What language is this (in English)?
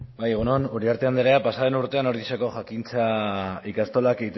Basque